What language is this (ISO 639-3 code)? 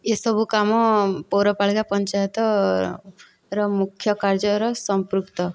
ori